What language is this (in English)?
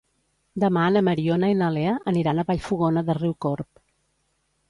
Catalan